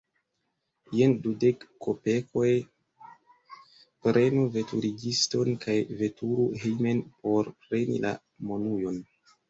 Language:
Esperanto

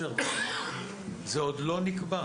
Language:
Hebrew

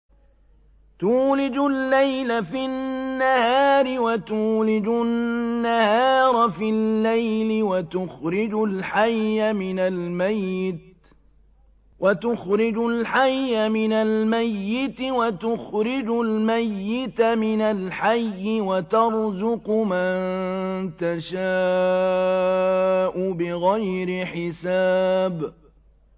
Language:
Arabic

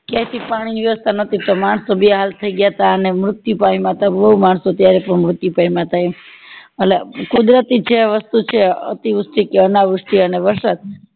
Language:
Gujarati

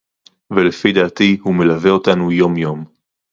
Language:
Hebrew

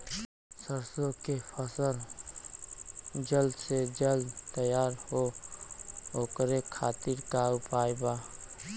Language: Bhojpuri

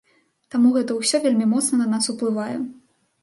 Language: Belarusian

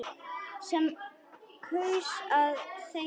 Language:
Icelandic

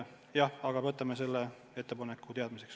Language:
Estonian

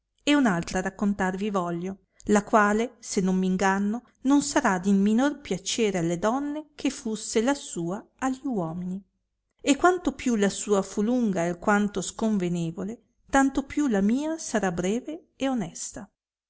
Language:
Italian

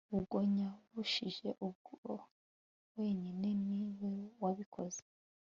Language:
Kinyarwanda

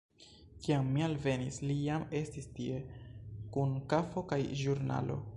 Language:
Esperanto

